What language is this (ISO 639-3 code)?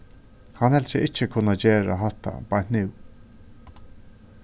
fao